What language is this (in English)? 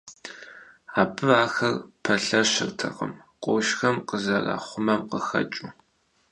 Kabardian